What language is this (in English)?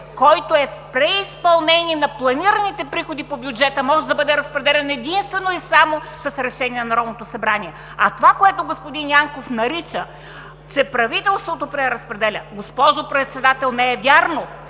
Bulgarian